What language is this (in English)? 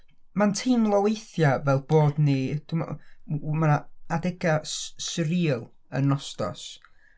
Welsh